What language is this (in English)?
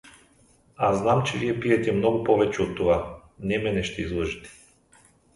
Bulgarian